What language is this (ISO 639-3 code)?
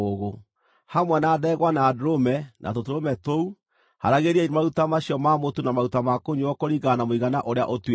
kik